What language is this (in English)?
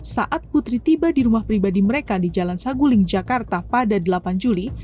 Indonesian